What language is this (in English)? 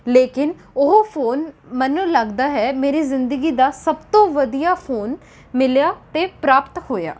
Punjabi